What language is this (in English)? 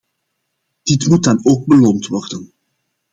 Dutch